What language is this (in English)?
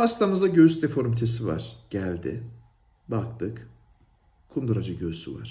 Turkish